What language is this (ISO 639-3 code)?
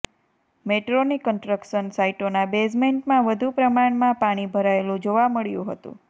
guj